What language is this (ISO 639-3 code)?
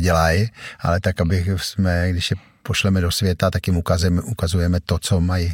ces